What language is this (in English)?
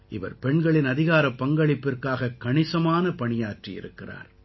Tamil